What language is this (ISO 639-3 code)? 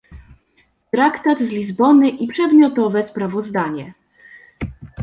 pol